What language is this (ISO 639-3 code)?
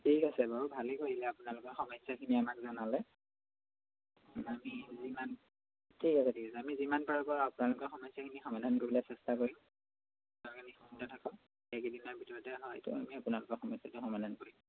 asm